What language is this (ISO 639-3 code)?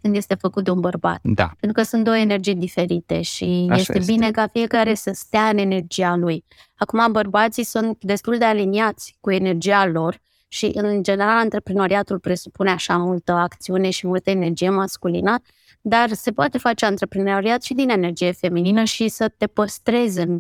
ron